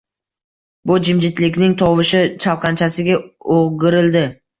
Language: Uzbek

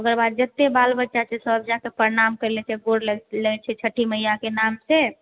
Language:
Maithili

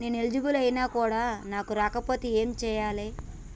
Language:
Telugu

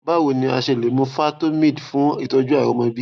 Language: Yoruba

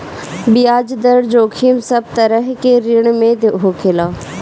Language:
Bhojpuri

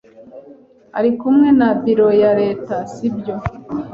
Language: Kinyarwanda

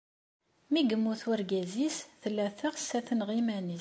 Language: Kabyle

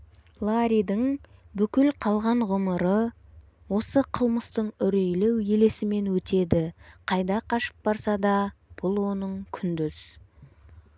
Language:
Kazakh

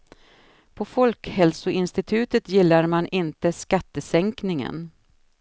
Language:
Swedish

